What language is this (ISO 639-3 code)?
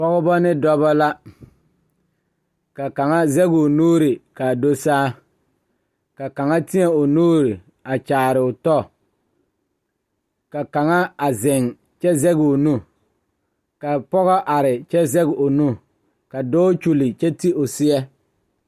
dga